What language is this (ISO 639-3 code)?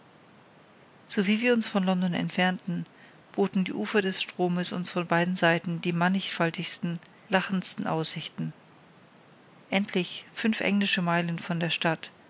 deu